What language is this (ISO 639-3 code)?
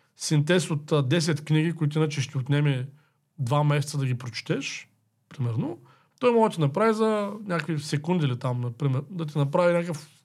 bul